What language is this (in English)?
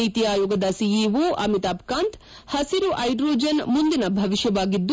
Kannada